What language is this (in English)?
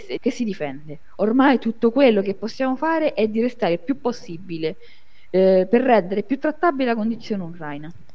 Italian